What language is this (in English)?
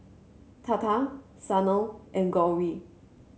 English